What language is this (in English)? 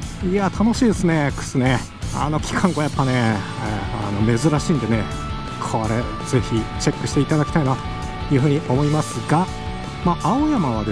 Japanese